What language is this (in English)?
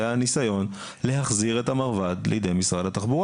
Hebrew